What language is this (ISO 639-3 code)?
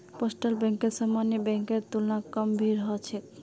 mag